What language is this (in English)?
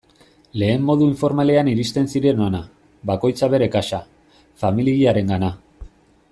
Basque